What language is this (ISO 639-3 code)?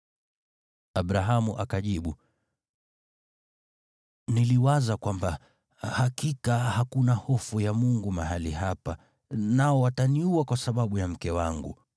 swa